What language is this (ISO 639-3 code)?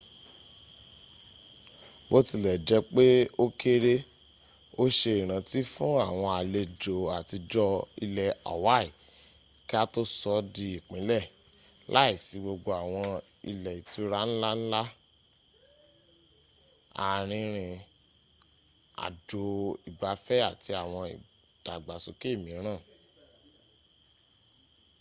yor